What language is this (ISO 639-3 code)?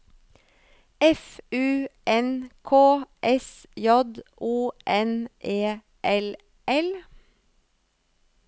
nor